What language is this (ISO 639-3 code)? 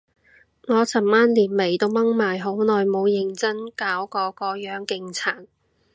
yue